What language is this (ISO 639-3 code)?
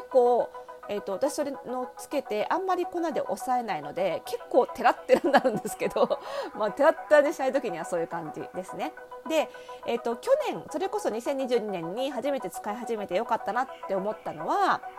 jpn